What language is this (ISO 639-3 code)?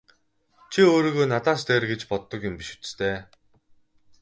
mon